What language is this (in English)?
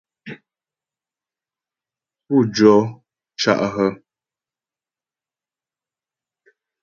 Ghomala